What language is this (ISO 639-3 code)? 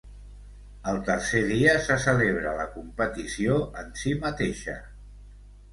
cat